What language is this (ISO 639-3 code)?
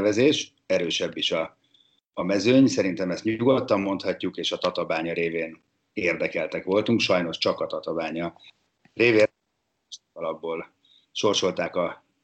hun